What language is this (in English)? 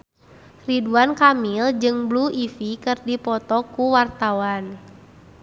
Sundanese